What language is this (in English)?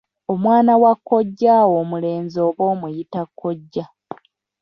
Ganda